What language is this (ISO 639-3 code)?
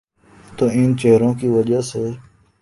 urd